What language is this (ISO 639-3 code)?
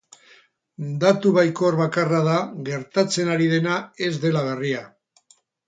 eus